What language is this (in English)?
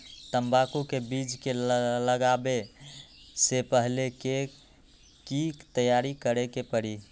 Magahi